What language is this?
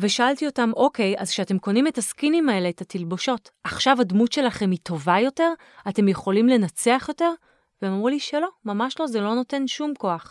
Hebrew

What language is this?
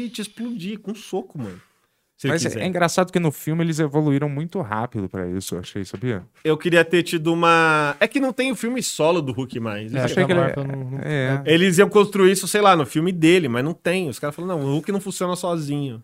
Portuguese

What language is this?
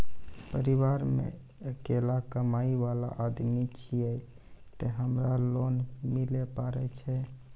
Maithili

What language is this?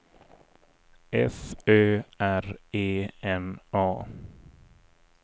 Swedish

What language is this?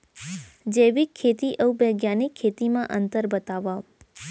Chhattisgarhi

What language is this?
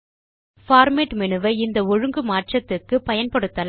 Tamil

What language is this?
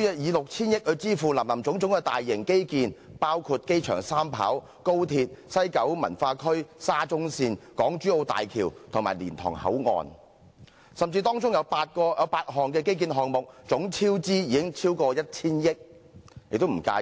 Cantonese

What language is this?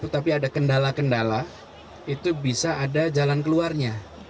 Indonesian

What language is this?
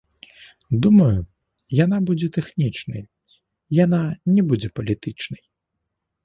Belarusian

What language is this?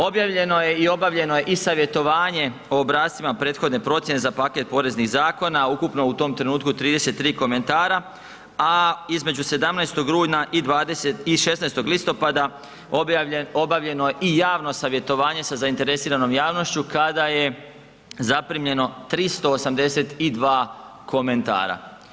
Croatian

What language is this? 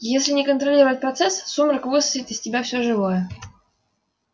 Russian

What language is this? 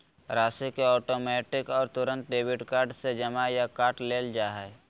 Magahi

